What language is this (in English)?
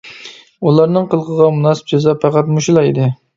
Uyghur